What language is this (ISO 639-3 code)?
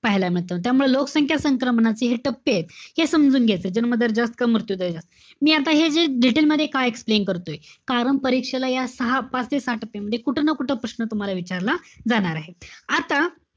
mar